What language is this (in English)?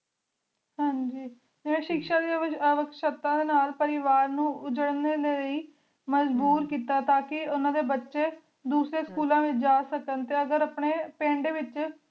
Punjabi